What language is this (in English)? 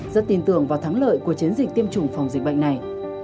Vietnamese